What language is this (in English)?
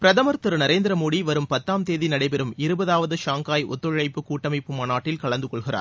Tamil